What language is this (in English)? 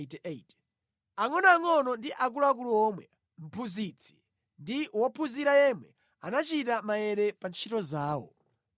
Nyanja